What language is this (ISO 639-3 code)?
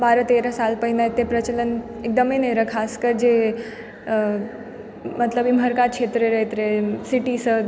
mai